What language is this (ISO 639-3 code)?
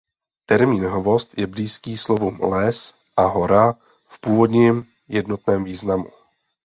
ces